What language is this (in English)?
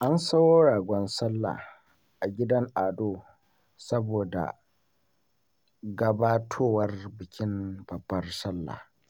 Hausa